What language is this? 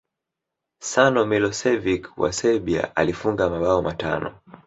Swahili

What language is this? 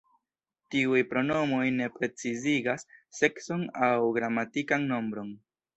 Esperanto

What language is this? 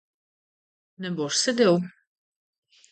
Slovenian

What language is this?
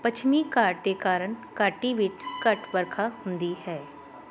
Punjabi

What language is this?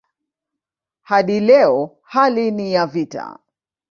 Swahili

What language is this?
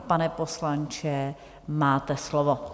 Czech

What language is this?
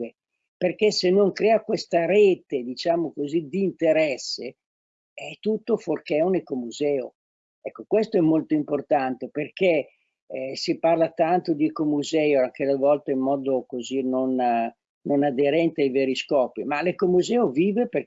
Italian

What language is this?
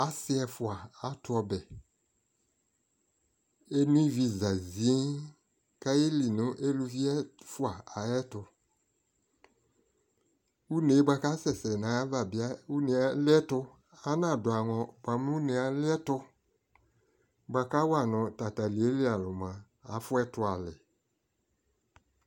Ikposo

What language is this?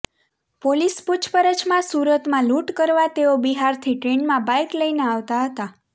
Gujarati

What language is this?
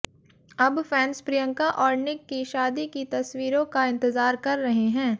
Hindi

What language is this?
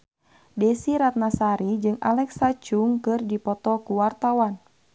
Sundanese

